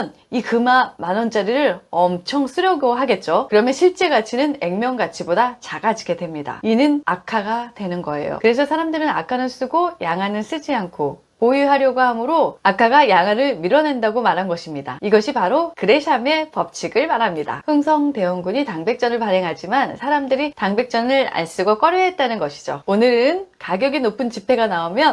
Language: Korean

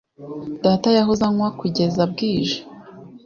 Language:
Kinyarwanda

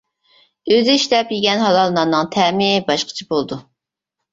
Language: Uyghur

